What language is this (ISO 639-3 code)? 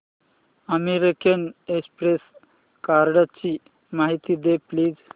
mar